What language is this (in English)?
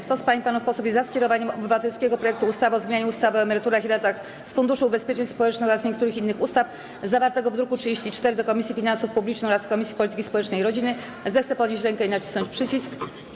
Polish